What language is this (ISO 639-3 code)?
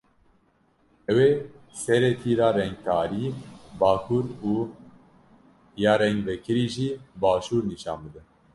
kur